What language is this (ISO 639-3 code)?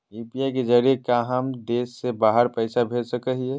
mag